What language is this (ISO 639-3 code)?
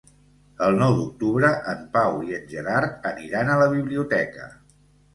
cat